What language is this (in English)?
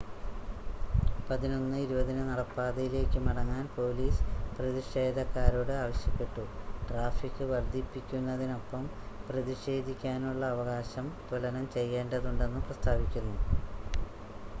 Malayalam